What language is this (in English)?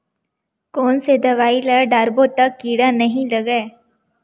Chhattisgarhi